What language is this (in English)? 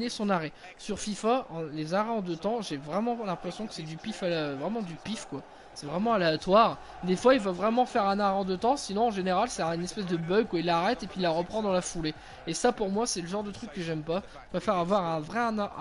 French